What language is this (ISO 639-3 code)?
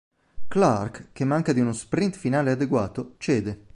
ita